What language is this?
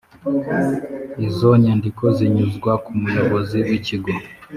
Kinyarwanda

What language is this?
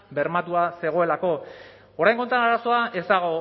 Basque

